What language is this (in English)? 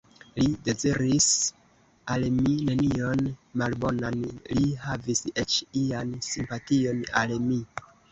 Esperanto